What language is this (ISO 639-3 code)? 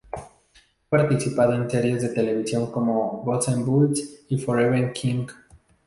spa